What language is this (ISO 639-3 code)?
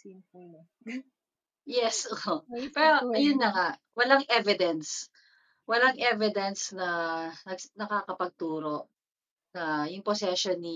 fil